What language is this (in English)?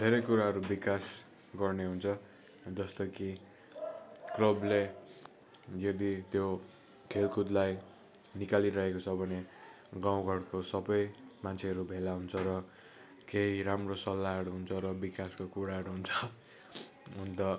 Nepali